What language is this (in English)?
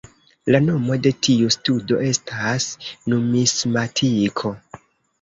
Esperanto